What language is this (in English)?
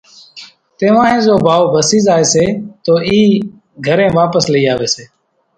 Kachi Koli